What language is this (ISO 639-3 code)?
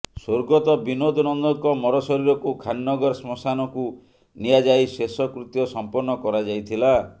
ori